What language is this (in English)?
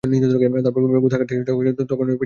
Bangla